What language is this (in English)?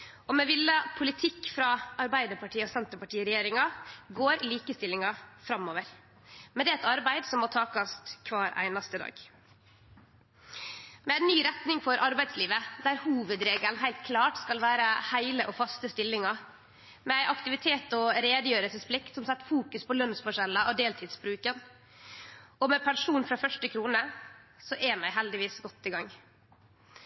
Norwegian Nynorsk